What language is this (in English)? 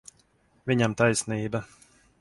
Latvian